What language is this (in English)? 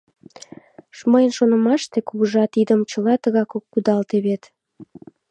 Mari